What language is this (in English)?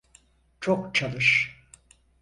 Turkish